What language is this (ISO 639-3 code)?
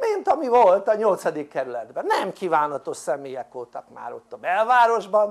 hun